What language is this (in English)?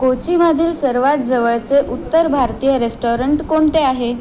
Marathi